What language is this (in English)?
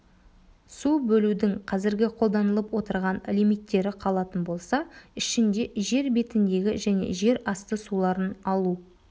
Kazakh